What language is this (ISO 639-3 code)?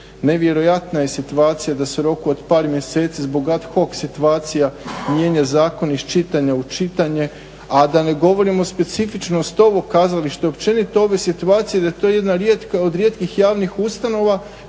hrv